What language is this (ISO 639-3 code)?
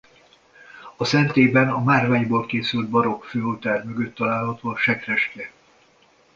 hun